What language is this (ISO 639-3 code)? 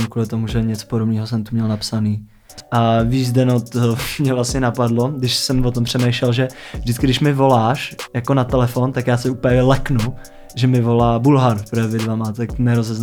ces